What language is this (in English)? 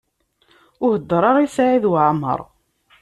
Kabyle